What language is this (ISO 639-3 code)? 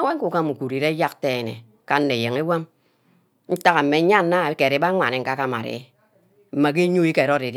byc